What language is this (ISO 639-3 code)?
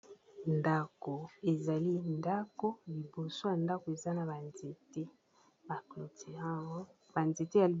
lin